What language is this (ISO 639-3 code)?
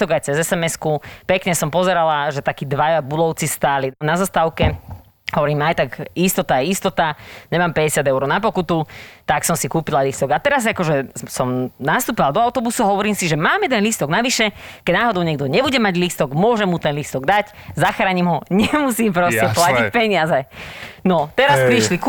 slk